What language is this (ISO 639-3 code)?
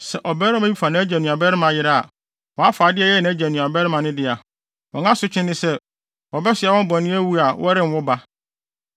aka